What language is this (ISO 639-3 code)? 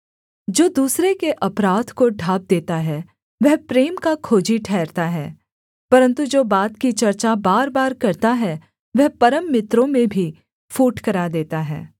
hin